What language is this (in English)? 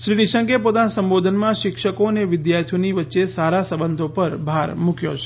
Gujarati